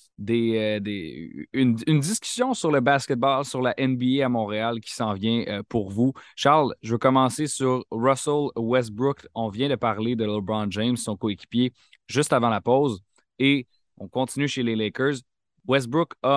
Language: French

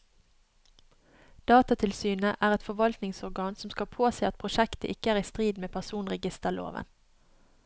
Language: Norwegian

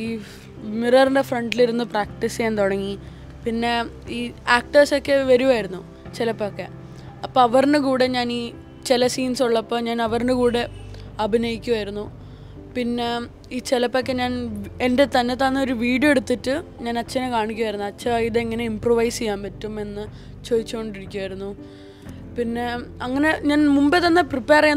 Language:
Malayalam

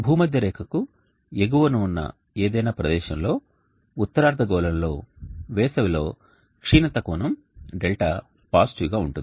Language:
Telugu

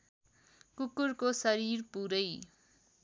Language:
Nepali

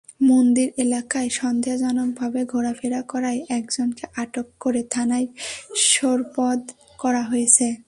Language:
Bangla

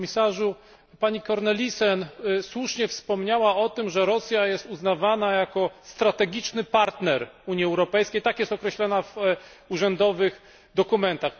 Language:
Polish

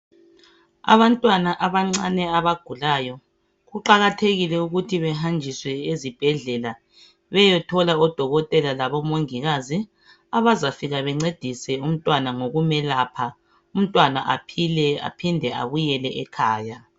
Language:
North Ndebele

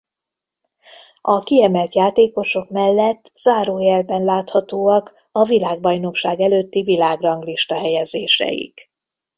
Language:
Hungarian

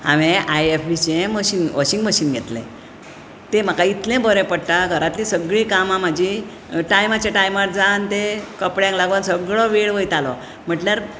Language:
Konkani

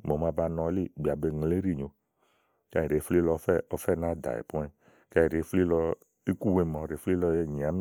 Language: Igo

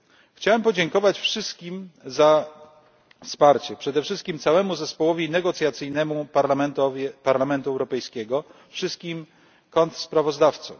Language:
Polish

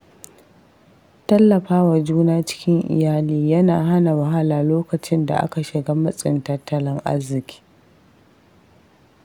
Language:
Hausa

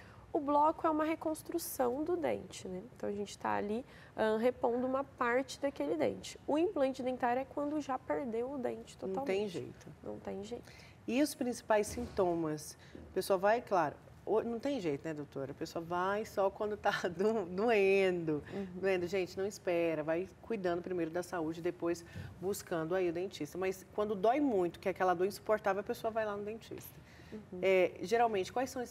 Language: Portuguese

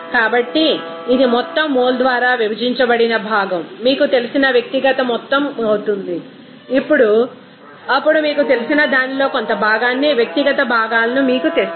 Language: Telugu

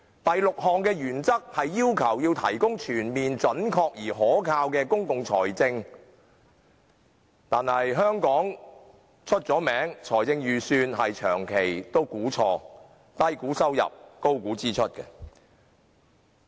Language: Cantonese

